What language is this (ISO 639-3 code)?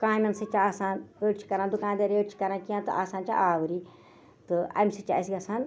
kas